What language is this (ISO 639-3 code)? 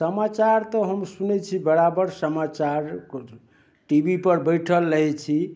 mai